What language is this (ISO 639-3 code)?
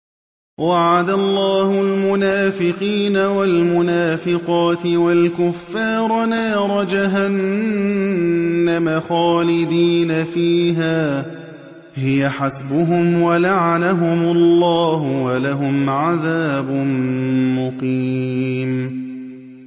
ara